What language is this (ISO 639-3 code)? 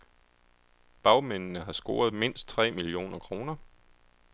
dan